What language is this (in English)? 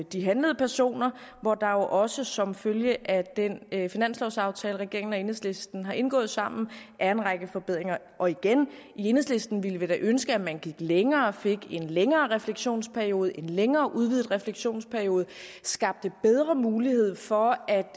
Danish